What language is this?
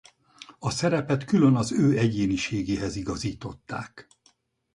Hungarian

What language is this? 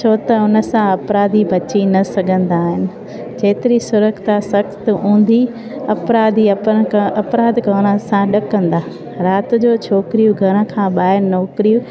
Sindhi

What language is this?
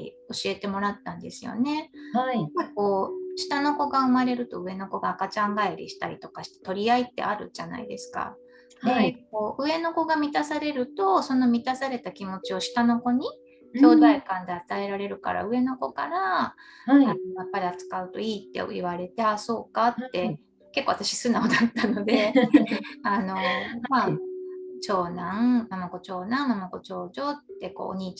Japanese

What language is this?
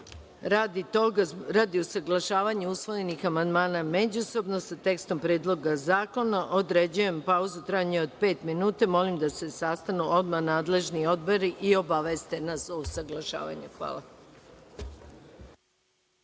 Serbian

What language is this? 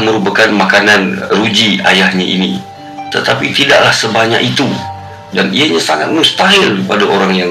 Malay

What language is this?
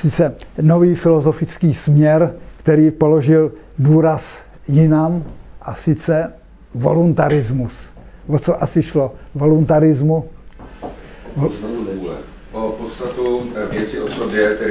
Czech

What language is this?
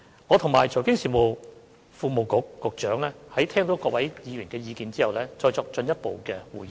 Cantonese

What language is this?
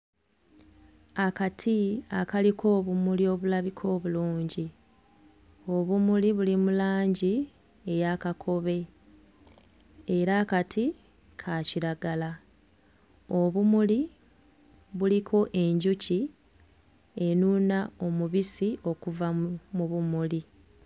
Ganda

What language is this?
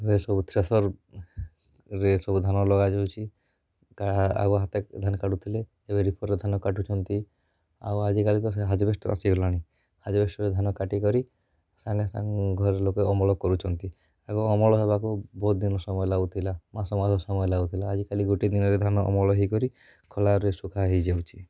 Odia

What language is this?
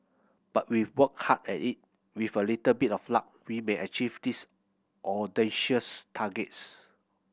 English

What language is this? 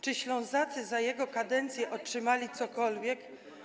Polish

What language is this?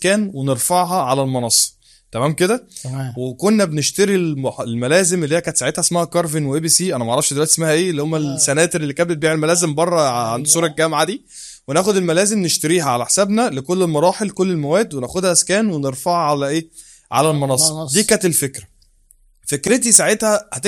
Arabic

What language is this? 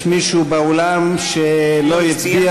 Hebrew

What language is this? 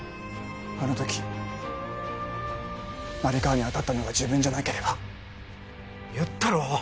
Japanese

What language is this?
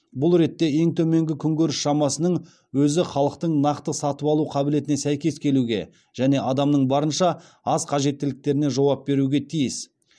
Kazakh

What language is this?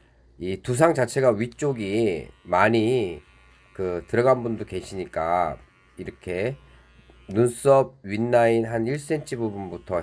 Korean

